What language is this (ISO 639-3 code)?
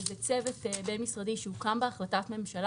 heb